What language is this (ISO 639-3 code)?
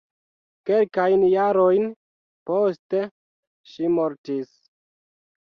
epo